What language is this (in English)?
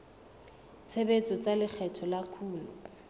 Southern Sotho